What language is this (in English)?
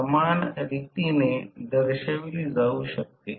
Marathi